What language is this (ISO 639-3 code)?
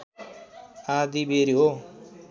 nep